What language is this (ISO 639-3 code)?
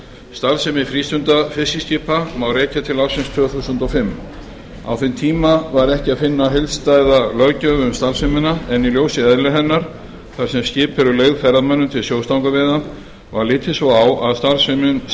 isl